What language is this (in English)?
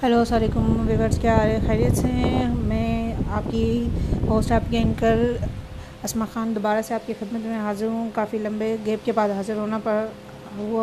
Urdu